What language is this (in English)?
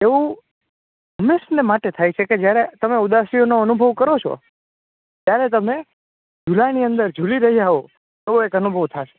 Gujarati